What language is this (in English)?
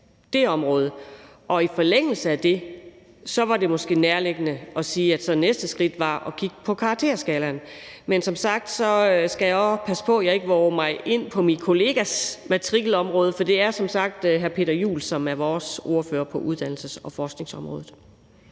Danish